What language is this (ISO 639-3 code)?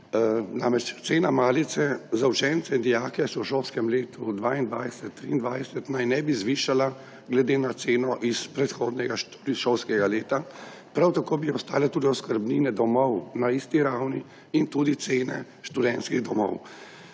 slv